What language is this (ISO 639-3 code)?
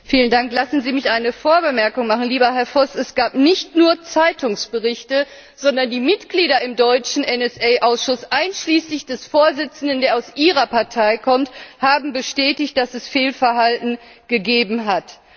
deu